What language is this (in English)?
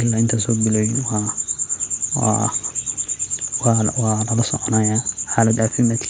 Somali